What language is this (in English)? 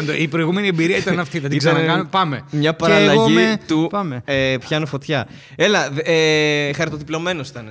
Greek